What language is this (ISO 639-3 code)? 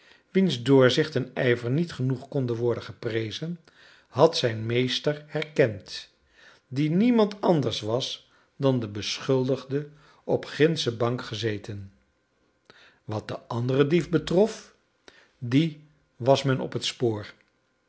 nld